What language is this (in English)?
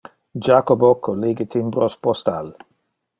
Interlingua